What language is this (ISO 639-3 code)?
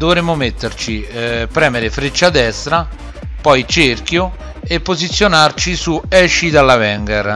ita